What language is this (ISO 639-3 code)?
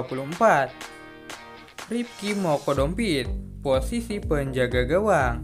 ind